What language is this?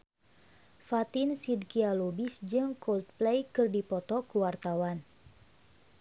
Sundanese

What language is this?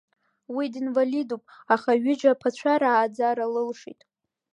Abkhazian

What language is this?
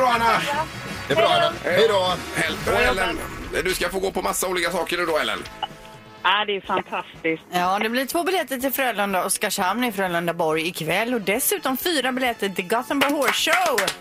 Swedish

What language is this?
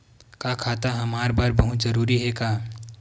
Chhattisgarhi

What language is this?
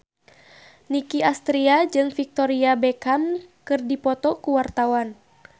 Sundanese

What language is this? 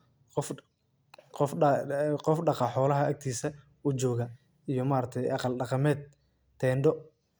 Somali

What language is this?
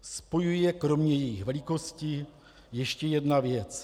Czech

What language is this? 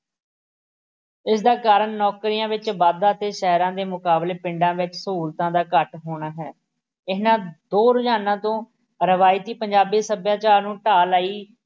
Punjabi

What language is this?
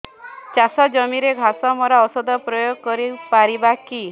Odia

